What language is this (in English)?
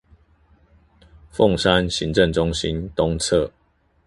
Chinese